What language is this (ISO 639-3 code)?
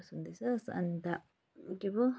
nep